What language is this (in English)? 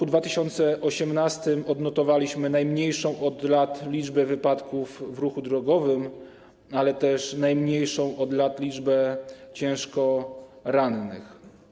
Polish